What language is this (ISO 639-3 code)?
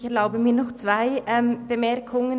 gsw